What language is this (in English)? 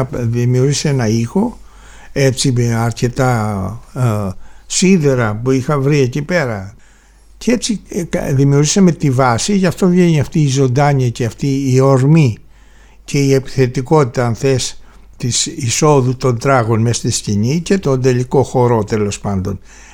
Greek